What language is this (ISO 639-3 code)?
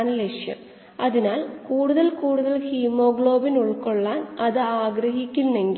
mal